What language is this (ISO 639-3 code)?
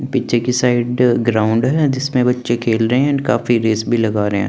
hin